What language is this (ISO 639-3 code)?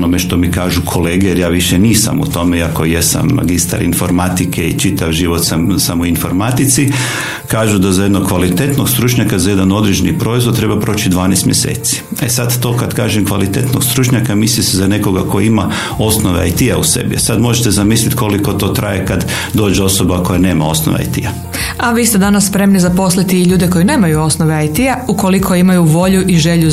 hrv